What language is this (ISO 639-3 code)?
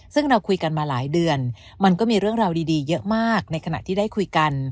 tha